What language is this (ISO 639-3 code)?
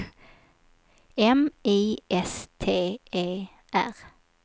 swe